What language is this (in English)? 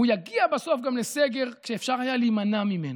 Hebrew